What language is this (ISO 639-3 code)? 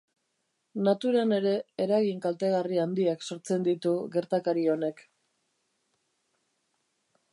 eus